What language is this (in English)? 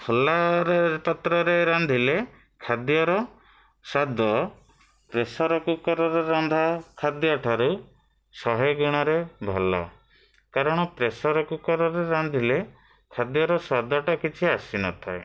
Odia